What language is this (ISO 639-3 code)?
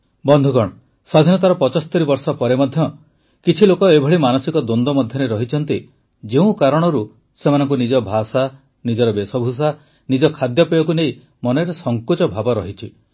ori